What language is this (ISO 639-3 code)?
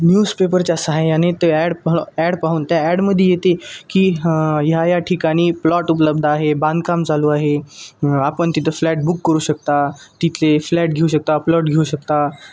mar